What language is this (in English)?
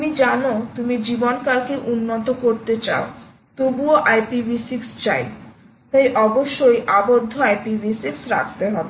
Bangla